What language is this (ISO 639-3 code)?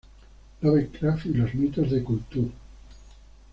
spa